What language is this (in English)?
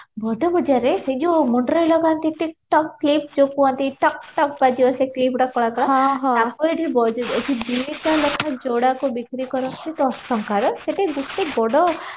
Odia